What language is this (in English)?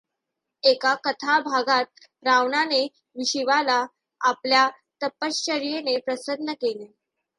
Marathi